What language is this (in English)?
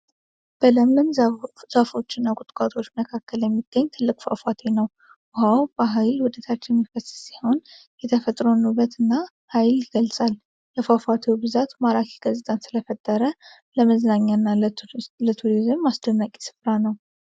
Amharic